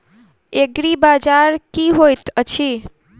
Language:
Maithili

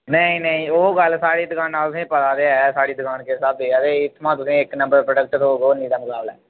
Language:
Dogri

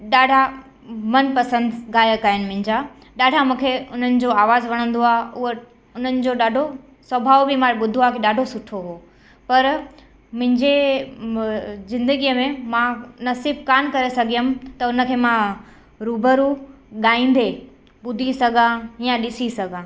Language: Sindhi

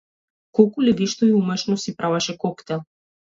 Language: Macedonian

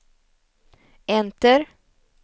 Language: Swedish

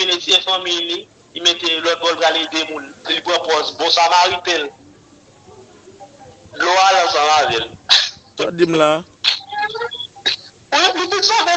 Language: French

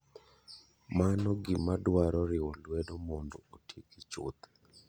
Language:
Luo (Kenya and Tanzania)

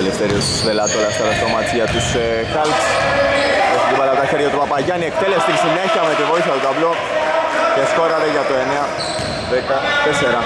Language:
Greek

